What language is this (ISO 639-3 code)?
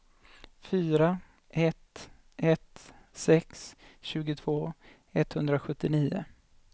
swe